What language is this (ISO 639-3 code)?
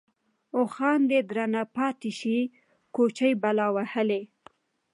pus